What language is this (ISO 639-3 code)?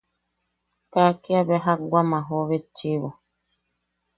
yaq